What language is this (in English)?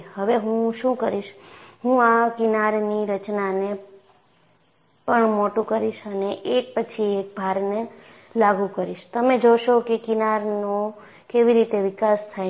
Gujarati